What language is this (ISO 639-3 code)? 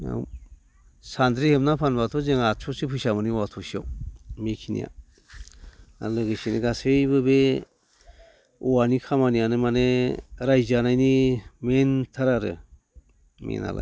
brx